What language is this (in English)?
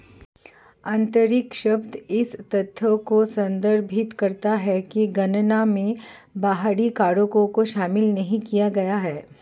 Hindi